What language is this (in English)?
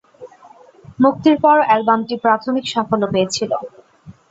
Bangla